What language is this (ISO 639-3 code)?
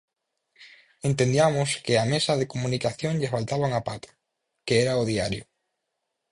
glg